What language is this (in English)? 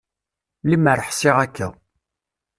Kabyle